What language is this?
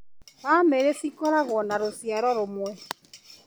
Kikuyu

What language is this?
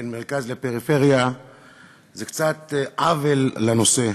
Hebrew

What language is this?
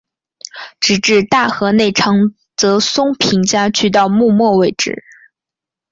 Chinese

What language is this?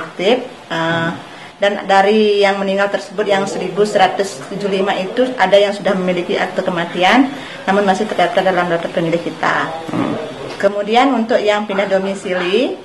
Indonesian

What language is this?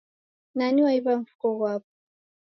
Taita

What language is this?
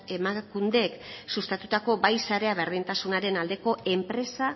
Basque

